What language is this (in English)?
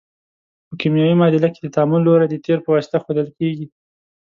Pashto